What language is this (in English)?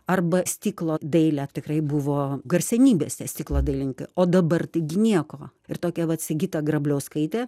Lithuanian